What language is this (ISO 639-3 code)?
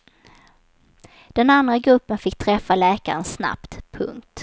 swe